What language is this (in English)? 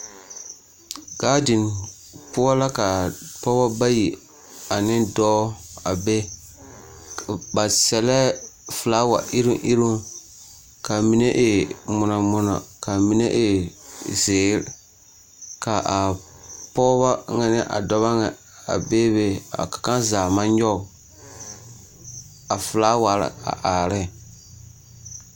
Southern Dagaare